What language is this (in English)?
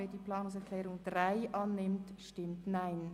Swiss German